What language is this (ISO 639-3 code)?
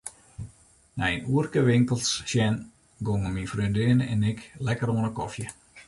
fry